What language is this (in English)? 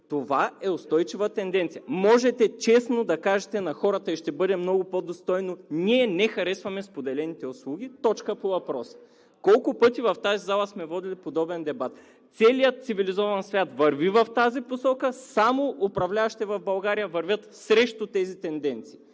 Bulgarian